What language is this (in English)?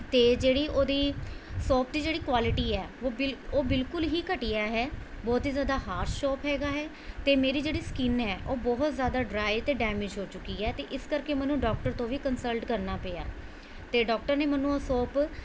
Punjabi